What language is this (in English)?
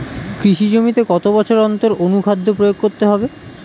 Bangla